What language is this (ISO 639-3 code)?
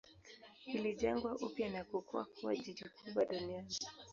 swa